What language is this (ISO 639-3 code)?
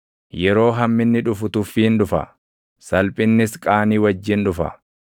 orm